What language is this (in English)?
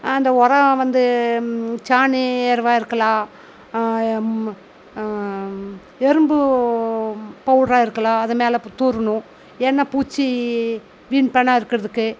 Tamil